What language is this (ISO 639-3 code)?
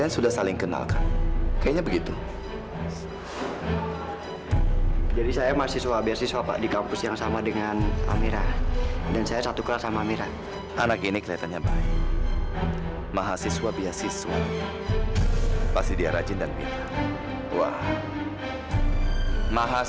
ind